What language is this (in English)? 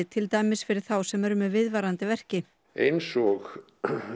Icelandic